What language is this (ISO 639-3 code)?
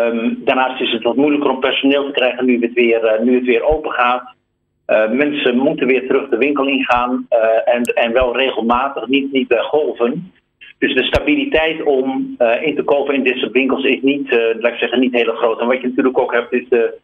nld